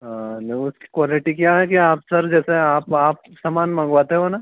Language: Hindi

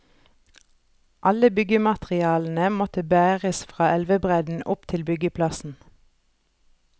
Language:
Norwegian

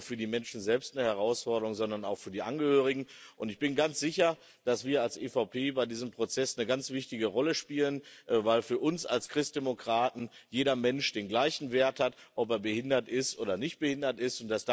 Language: German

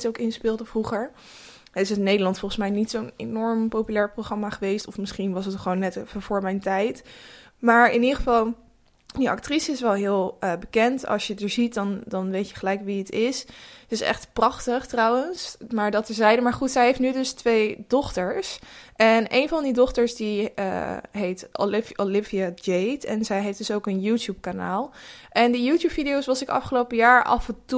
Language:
Dutch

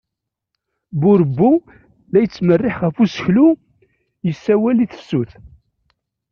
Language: Kabyle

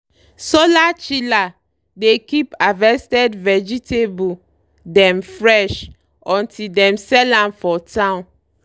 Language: Nigerian Pidgin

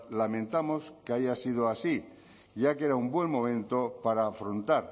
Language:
Spanish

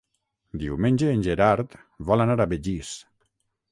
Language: Catalan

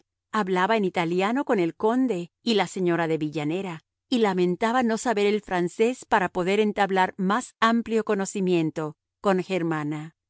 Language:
Spanish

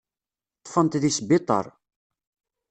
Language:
Kabyle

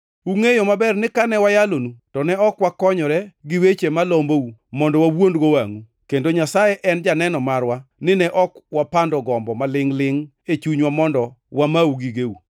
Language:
Luo (Kenya and Tanzania)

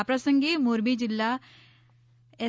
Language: Gujarati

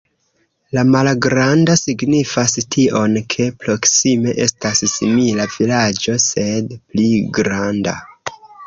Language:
Esperanto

